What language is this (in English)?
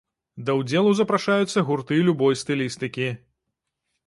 Belarusian